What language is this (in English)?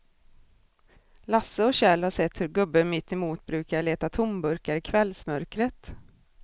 Swedish